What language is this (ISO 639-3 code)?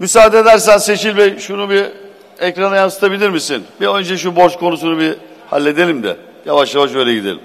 tur